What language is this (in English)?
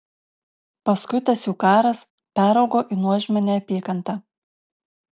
Lithuanian